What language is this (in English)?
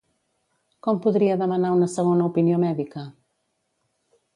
Catalan